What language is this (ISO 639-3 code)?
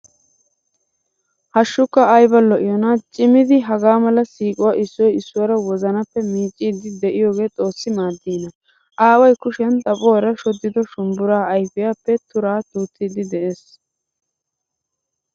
wal